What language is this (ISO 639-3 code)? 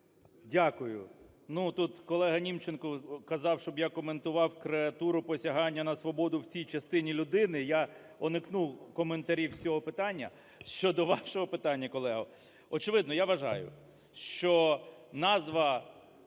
ukr